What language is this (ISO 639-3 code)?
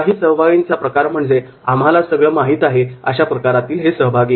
mar